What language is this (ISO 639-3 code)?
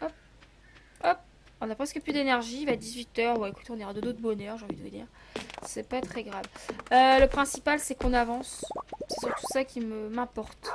fra